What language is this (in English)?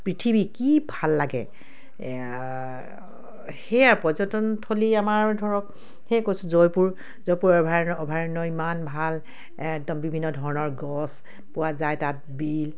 Assamese